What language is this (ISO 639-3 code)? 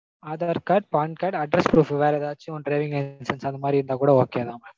tam